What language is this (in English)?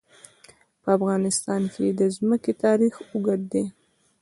Pashto